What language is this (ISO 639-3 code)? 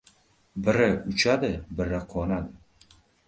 uzb